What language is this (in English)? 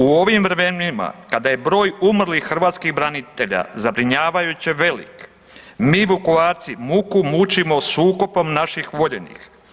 Croatian